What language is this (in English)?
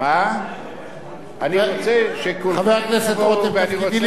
Hebrew